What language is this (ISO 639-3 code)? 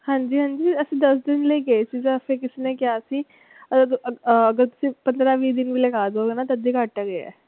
pan